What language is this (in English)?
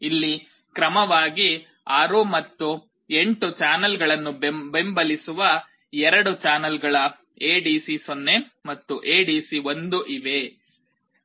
Kannada